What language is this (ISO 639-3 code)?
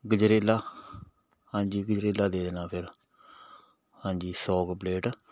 pan